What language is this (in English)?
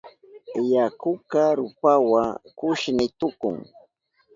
Southern Pastaza Quechua